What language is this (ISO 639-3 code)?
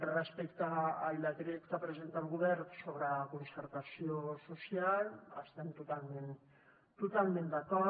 cat